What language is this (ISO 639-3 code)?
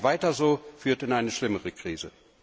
deu